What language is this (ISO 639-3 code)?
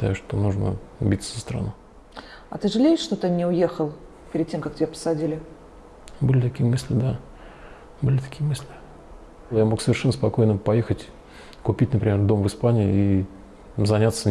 rus